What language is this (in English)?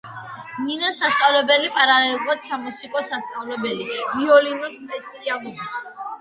Georgian